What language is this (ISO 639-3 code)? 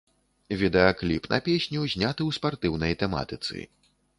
bel